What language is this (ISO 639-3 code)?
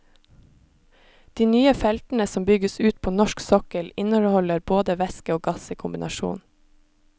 nor